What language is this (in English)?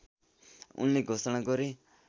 Nepali